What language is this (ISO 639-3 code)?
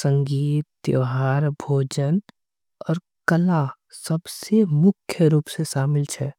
anp